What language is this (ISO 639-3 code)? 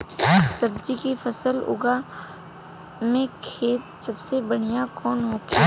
bho